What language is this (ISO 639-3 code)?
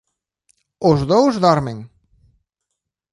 glg